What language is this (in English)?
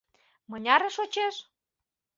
Mari